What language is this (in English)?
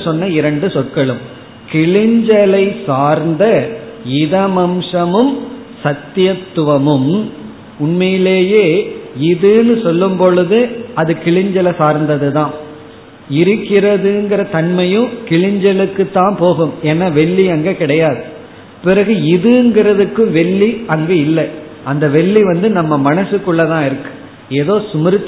Tamil